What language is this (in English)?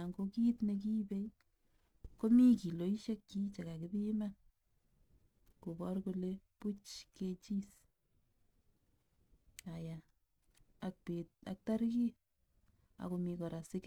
Kalenjin